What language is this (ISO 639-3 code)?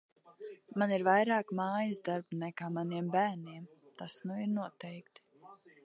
lav